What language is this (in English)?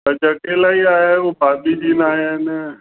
Sindhi